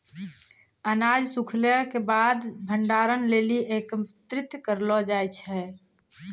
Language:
Maithili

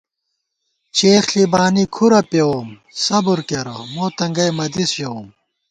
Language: Gawar-Bati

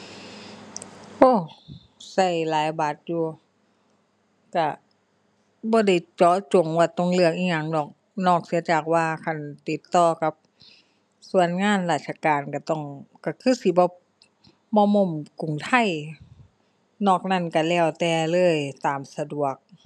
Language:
Thai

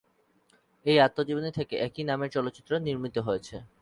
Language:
Bangla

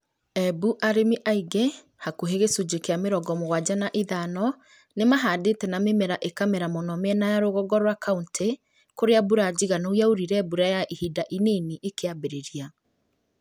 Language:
Kikuyu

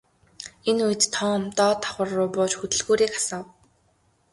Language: Mongolian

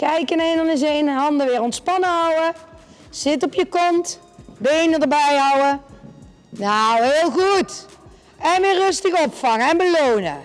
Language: Dutch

